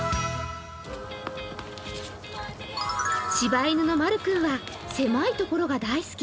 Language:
Japanese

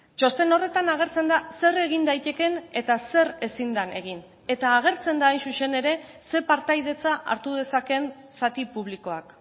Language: Basque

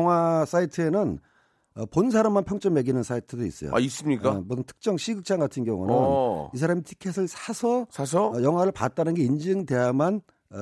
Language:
Korean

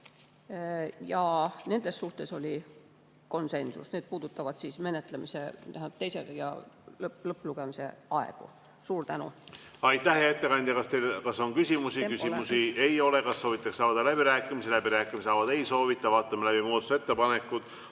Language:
Estonian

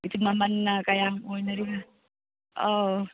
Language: Manipuri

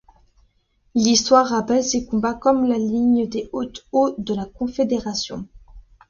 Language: French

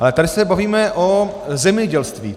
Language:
Czech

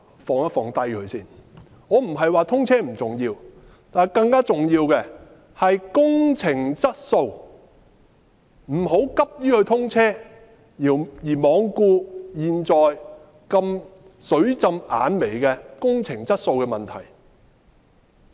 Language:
Cantonese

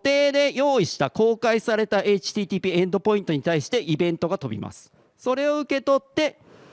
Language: Japanese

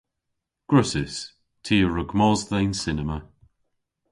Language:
Cornish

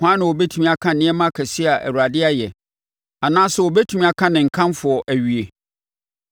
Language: Akan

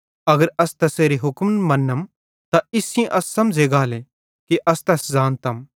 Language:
Bhadrawahi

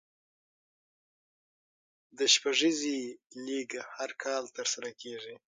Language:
Pashto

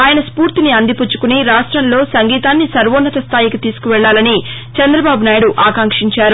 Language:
Telugu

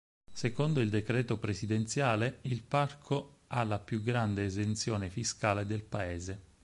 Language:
Italian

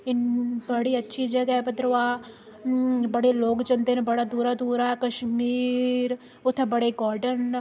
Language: Dogri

